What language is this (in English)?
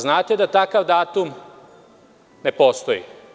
Serbian